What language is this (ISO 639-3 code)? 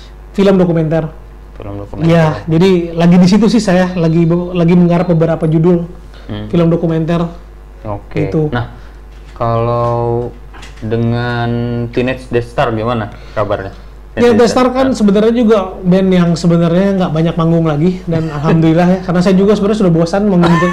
ind